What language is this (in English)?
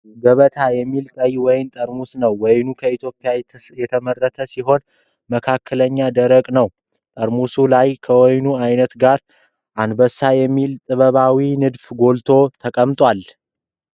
Amharic